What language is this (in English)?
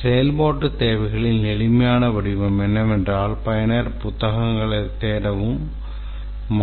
Tamil